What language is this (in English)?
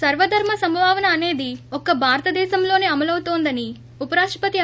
Telugu